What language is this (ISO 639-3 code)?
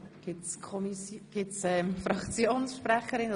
gsw